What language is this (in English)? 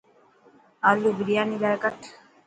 Dhatki